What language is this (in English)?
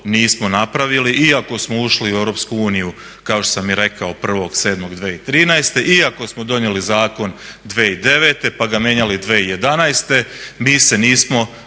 Croatian